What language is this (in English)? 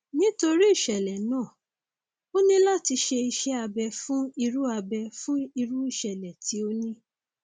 Yoruba